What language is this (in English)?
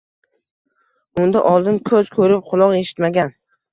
Uzbek